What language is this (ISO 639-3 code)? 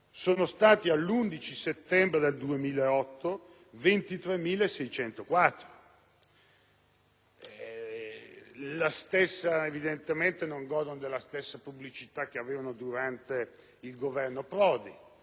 ita